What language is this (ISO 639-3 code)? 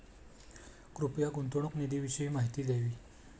mar